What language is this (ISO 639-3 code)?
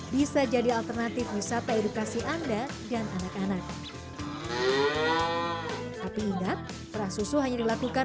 ind